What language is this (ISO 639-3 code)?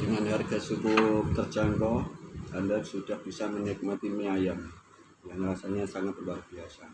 ind